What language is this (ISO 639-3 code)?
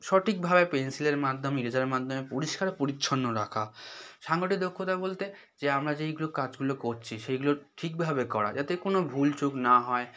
ben